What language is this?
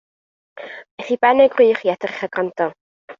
Welsh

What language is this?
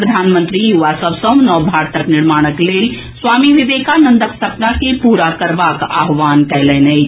Maithili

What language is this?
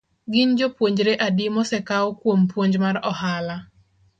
Luo (Kenya and Tanzania)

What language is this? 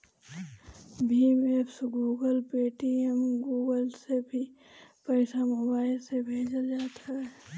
Bhojpuri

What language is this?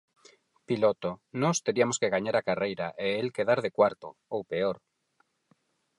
Galician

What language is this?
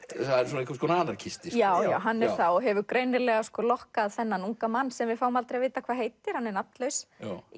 Icelandic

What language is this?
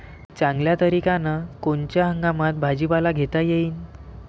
Marathi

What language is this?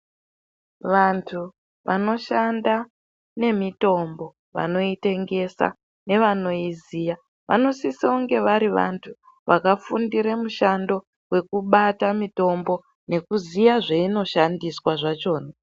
Ndau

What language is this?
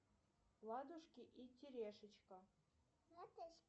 Russian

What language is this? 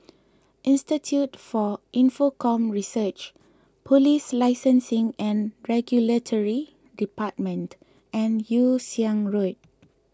English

